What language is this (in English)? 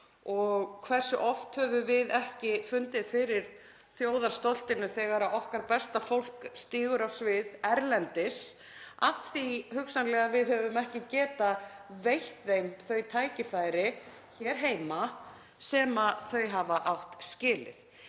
Icelandic